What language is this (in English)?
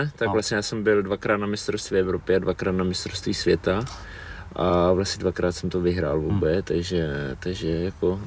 Czech